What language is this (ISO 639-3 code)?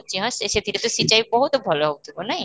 ori